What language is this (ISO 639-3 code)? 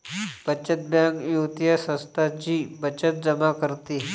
mar